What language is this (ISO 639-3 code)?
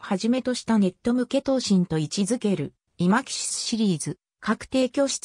jpn